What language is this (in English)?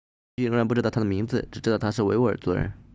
Chinese